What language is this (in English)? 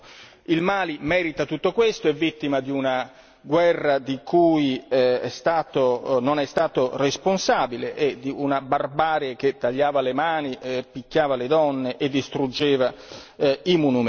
Italian